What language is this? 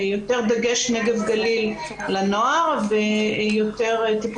Hebrew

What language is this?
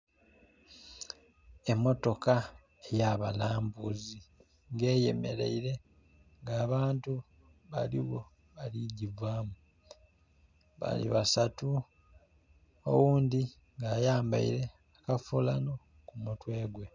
Soga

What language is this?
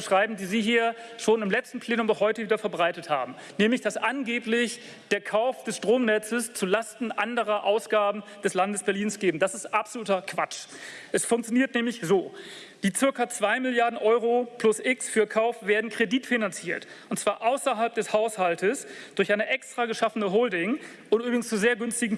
German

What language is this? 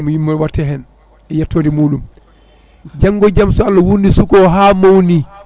Fula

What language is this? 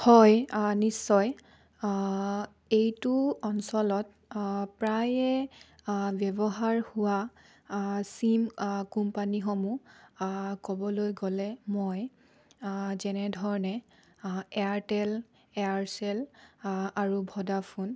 Assamese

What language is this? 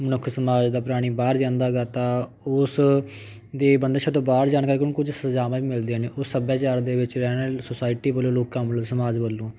Punjabi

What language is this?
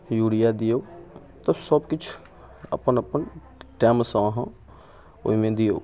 Maithili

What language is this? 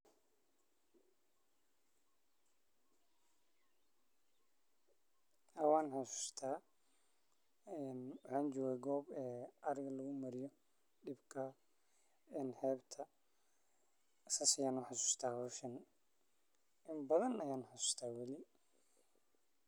Somali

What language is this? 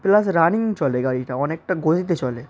Bangla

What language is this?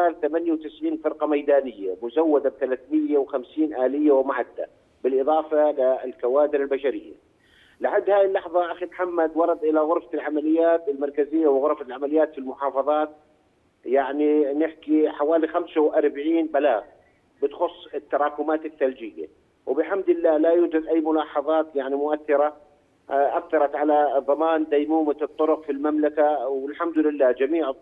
Arabic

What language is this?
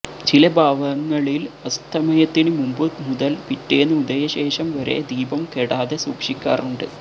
Malayalam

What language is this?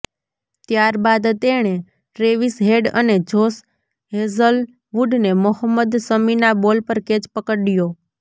Gujarati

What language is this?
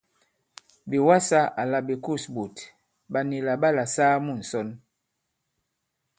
Bankon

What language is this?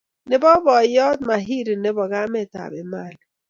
Kalenjin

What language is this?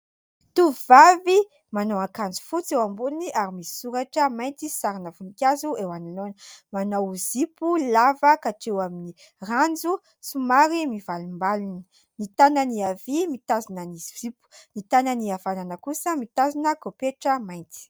Malagasy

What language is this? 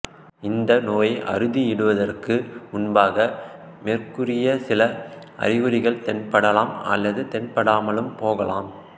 Tamil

